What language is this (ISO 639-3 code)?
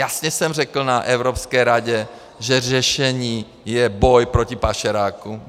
ces